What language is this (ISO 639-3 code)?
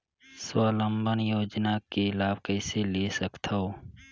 hne